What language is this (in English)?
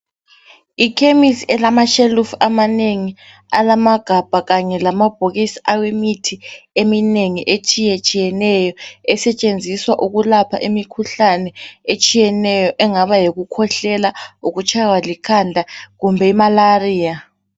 North Ndebele